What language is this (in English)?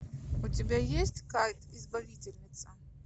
Russian